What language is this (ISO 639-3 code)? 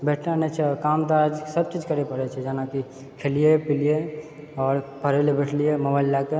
mai